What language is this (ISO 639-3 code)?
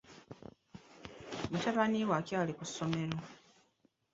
lug